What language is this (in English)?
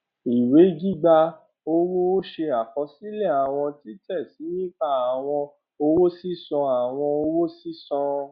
Yoruba